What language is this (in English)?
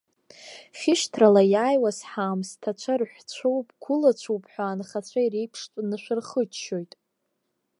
Abkhazian